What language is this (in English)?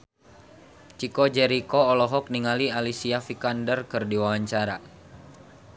Sundanese